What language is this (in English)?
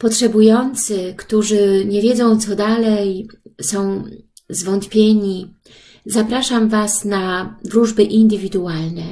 Polish